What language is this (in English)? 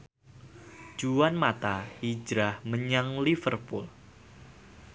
Javanese